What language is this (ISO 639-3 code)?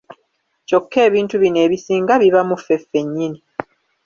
lug